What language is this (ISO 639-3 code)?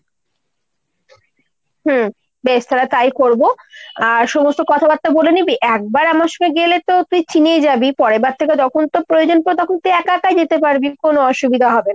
ben